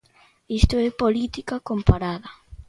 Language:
Galician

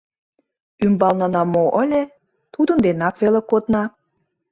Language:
Mari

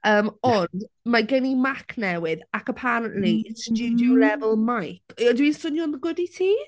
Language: Welsh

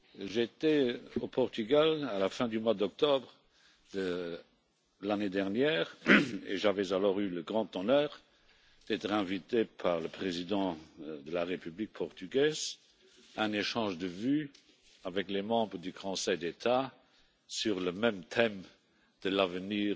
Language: French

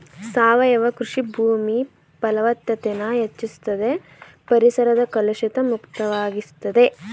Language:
Kannada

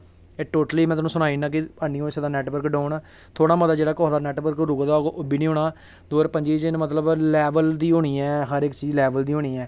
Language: Dogri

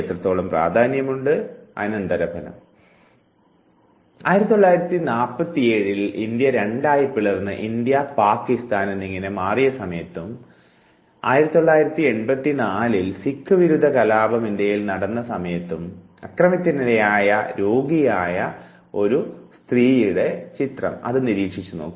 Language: Malayalam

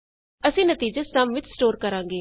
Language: Punjabi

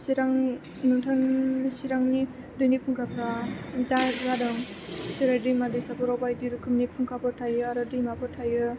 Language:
Bodo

